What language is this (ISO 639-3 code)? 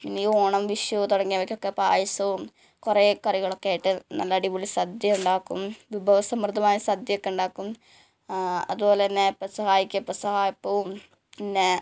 mal